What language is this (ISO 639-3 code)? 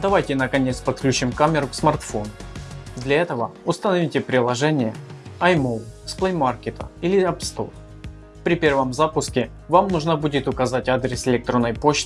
rus